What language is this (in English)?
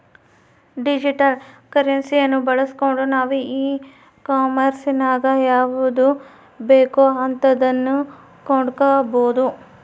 Kannada